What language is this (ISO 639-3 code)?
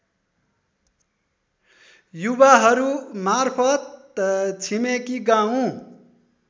nep